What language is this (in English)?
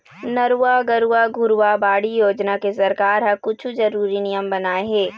Chhattisgarhi